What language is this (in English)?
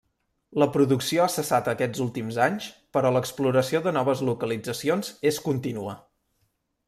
Catalan